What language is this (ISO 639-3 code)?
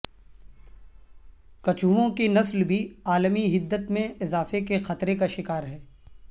urd